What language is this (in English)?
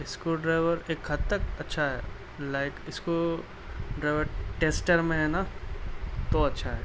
Urdu